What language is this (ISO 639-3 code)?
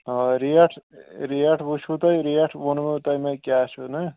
kas